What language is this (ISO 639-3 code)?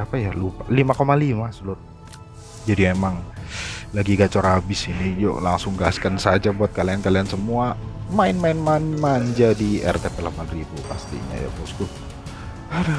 ind